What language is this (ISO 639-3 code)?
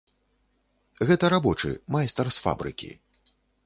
bel